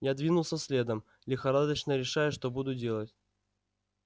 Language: Russian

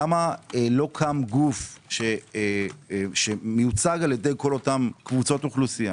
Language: Hebrew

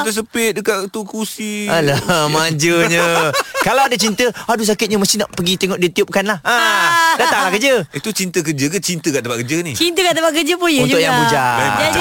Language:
Malay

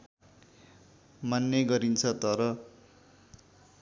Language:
Nepali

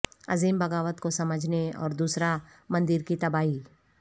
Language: Urdu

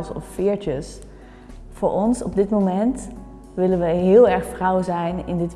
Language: Dutch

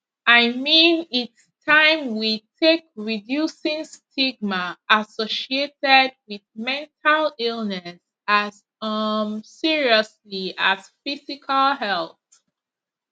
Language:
Nigerian Pidgin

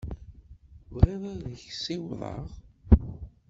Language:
Kabyle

